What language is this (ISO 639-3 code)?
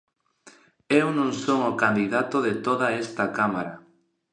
glg